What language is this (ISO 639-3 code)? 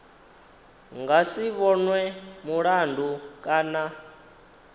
ven